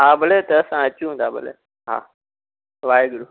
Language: Sindhi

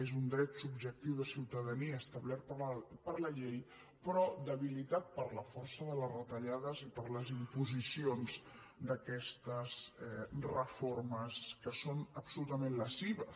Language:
Catalan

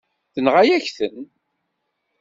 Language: Kabyle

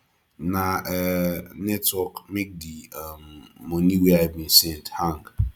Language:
Nigerian Pidgin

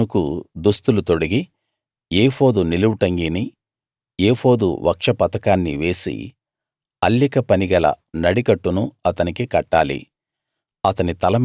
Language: Telugu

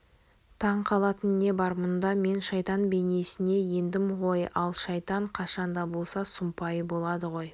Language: Kazakh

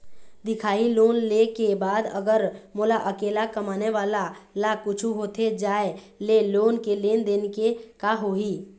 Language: Chhattisgarhi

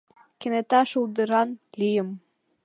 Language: Mari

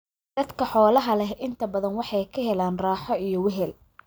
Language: Somali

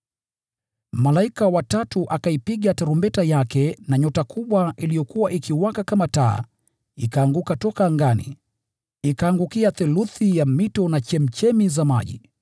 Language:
Swahili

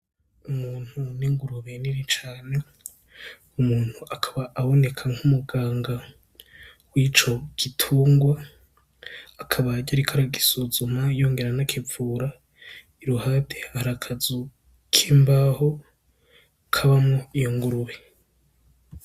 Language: Rundi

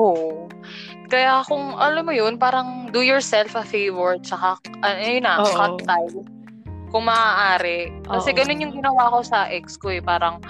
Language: Filipino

